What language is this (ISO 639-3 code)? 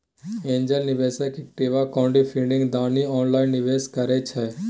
mai